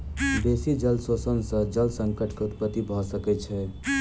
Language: Maithili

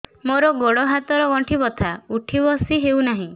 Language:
Odia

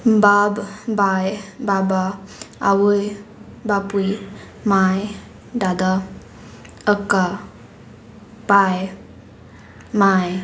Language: Konkani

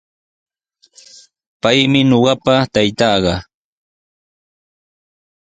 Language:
Sihuas Ancash Quechua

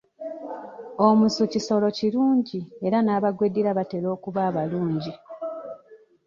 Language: Ganda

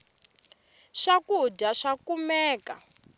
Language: Tsonga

